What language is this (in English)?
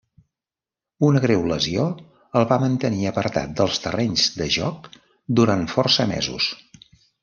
Catalan